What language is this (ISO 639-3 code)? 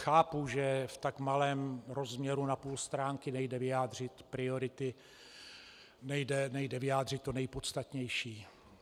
ces